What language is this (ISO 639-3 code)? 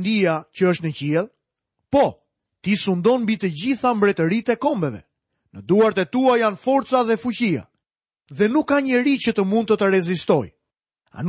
nld